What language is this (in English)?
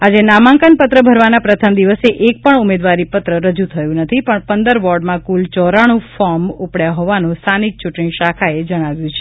Gujarati